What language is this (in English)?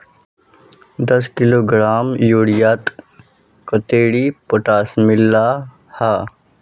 Magahi